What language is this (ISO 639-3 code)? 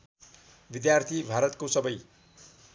nep